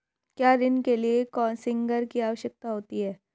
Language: Hindi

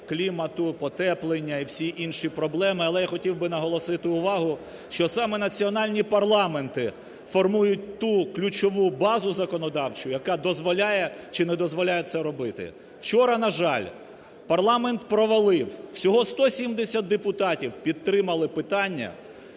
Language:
Ukrainian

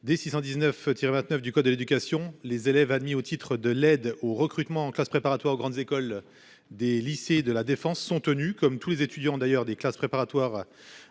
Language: French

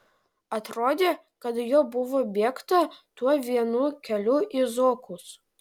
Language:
Lithuanian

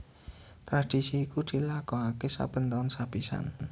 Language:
Javanese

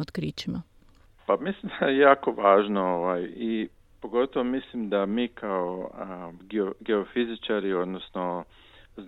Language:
Croatian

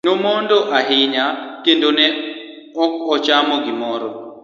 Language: Luo (Kenya and Tanzania)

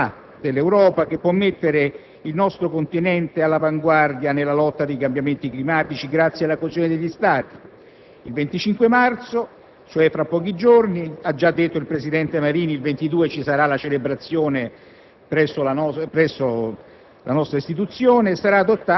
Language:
Italian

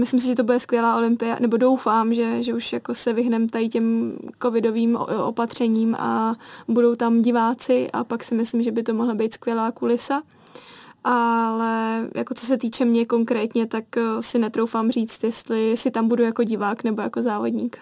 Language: Czech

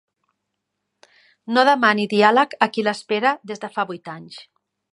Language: Catalan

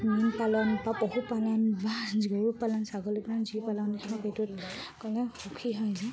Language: Assamese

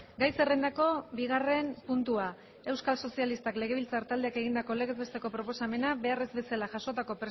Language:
Basque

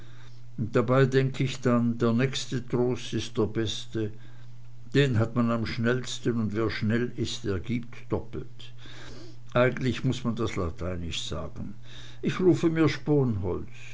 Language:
German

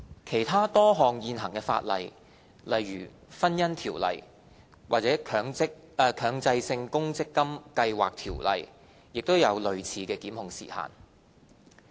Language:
Cantonese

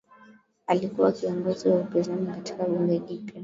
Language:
Swahili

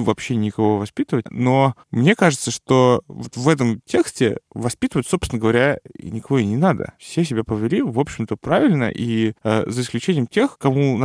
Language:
Russian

